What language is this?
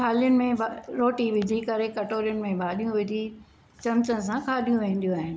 Sindhi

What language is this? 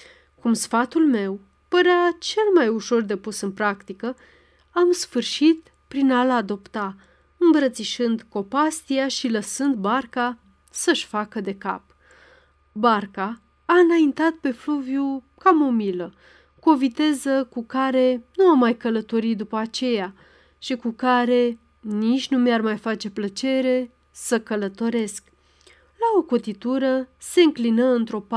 Romanian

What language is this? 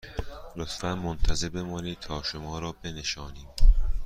Persian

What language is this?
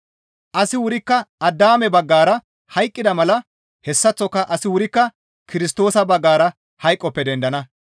Gamo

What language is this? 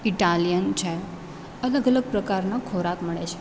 Gujarati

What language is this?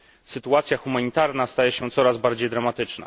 Polish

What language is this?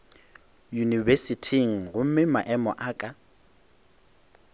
Northern Sotho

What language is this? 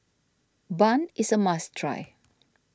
English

